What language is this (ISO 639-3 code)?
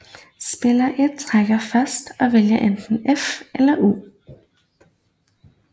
dan